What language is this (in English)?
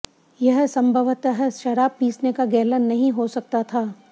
Hindi